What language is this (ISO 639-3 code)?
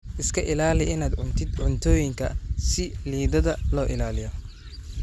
som